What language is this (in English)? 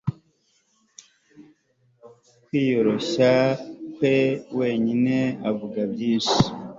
Kinyarwanda